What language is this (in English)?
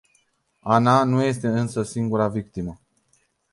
Romanian